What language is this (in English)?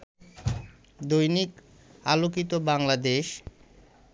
Bangla